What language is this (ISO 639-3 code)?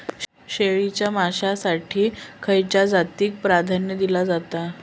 mar